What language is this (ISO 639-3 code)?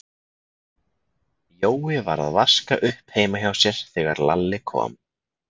isl